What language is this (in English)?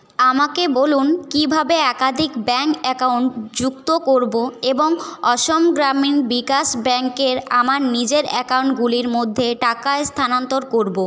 Bangla